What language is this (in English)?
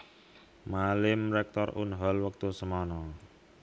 Javanese